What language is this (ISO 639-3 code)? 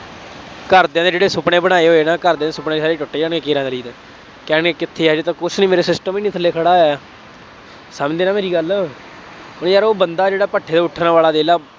pan